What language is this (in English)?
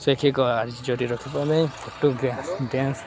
Odia